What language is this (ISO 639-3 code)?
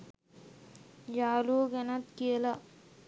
sin